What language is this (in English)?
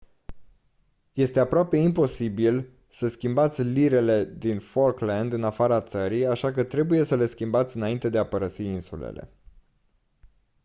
Romanian